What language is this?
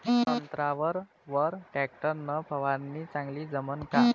Marathi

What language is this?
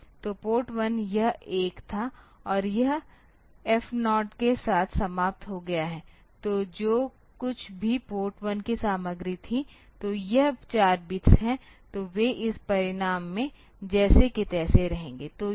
Hindi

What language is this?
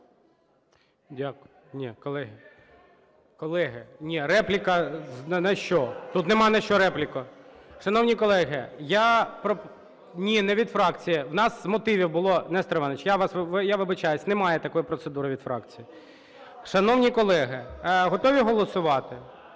Ukrainian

